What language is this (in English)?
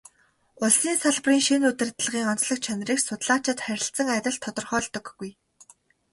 Mongolian